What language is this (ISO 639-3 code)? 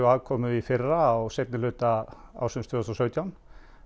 isl